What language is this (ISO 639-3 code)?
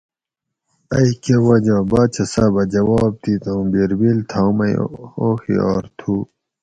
gwc